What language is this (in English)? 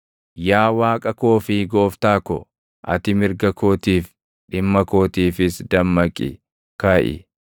Oromo